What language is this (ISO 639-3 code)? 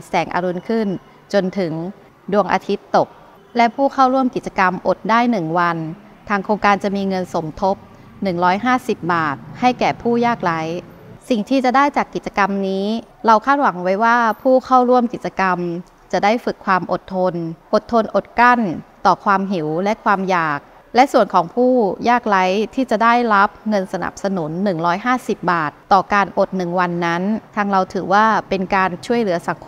tha